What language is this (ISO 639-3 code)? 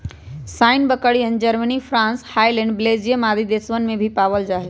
mag